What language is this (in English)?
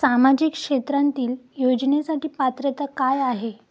Marathi